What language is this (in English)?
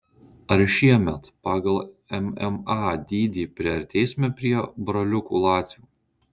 Lithuanian